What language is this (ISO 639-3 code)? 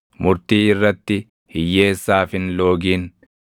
orm